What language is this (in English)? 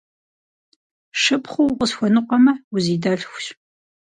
Kabardian